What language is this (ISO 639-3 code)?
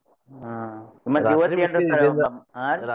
kan